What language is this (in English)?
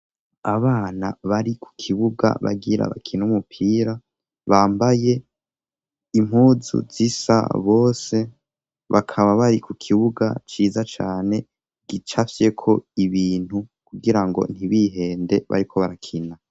Rundi